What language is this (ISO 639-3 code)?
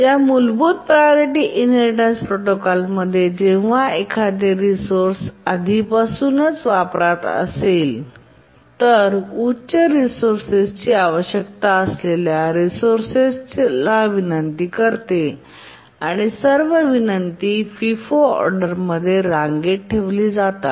mar